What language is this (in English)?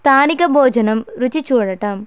Telugu